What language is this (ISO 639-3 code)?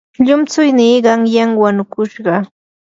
qur